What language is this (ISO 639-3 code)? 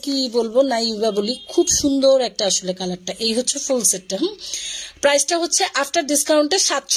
hin